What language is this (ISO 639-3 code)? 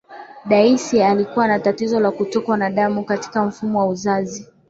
swa